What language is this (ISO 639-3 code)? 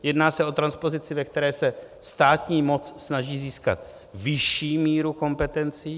ces